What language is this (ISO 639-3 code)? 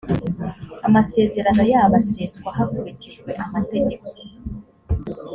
kin